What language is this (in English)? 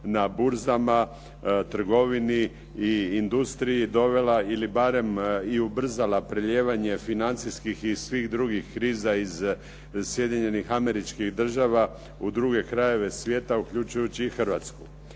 Croatian